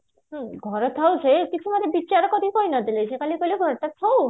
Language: Odia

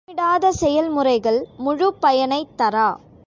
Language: Tamil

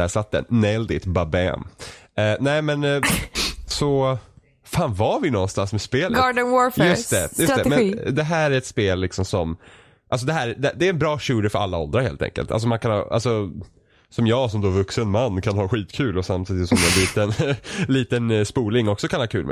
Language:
Swedish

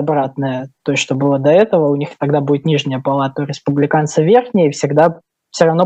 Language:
Russian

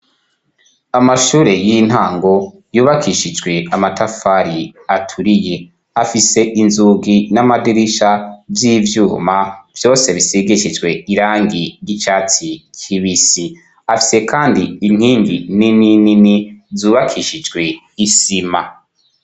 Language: Rundi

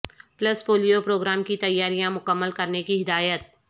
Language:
Urdu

